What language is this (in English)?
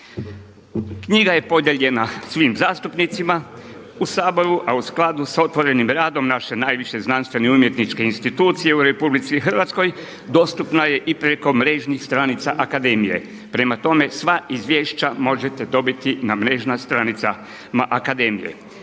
Croatian